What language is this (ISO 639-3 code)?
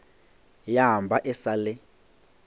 nso